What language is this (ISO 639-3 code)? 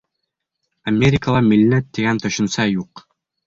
bak